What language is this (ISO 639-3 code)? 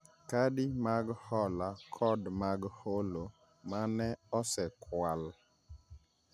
luo